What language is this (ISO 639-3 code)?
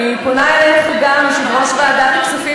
heb